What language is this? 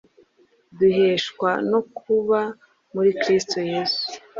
Kinyarwanda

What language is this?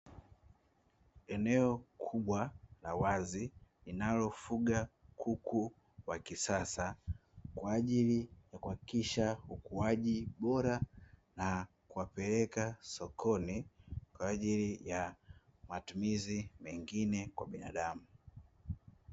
Swahili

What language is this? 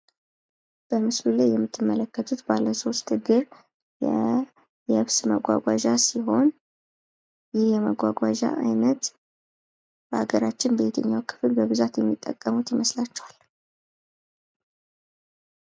Amharic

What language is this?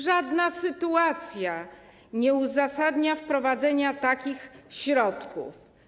Polish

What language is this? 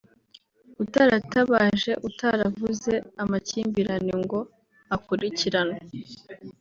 Kinyarwanda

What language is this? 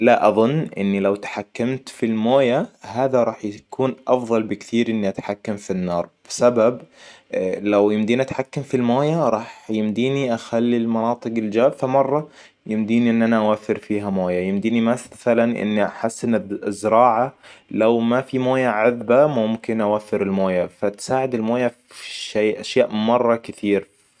Hijazi Arabic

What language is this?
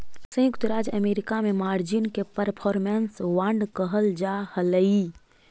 Magahi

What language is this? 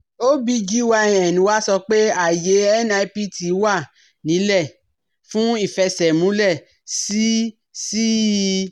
Yoruba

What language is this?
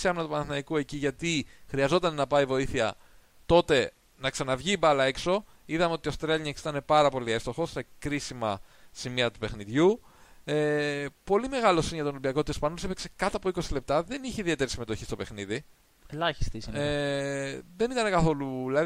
Greek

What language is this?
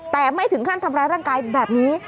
Thai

